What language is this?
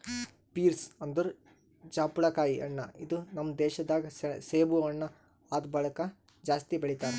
Kannada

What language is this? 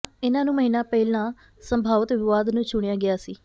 Punjabi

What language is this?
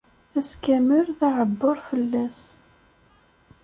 Kabyle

